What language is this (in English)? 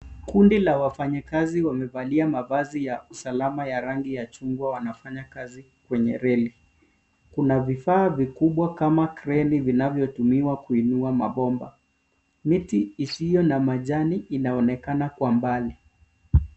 Swahili